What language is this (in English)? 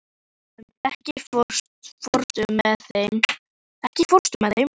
Icelandic